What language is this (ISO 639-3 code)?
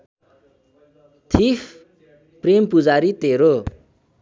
nep